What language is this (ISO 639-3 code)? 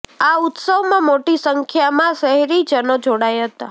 guj